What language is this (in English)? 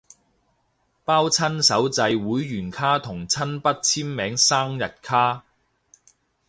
Cantonese